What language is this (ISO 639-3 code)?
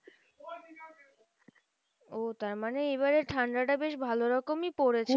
ben